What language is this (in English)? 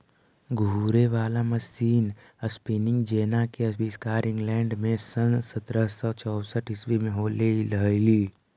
Magahi